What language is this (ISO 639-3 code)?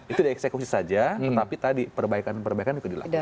ind